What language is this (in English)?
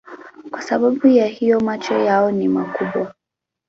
Swahili